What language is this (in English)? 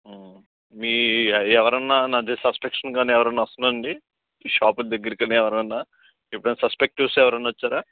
Telugu